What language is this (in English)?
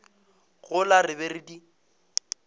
Northern Sotho